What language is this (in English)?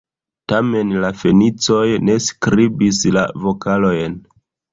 Esperanto